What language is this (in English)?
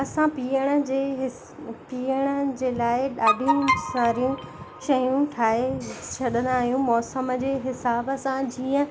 Sindhi